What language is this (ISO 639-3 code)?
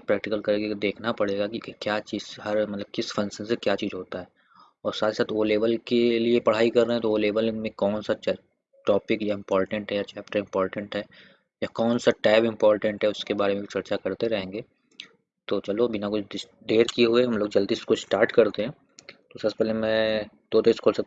hin